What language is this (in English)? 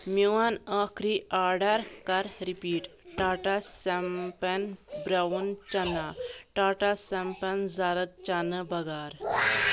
Kashmiri